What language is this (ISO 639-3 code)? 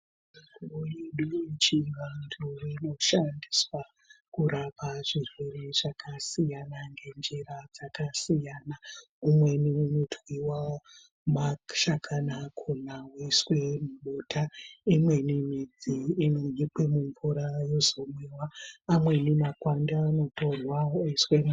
ndc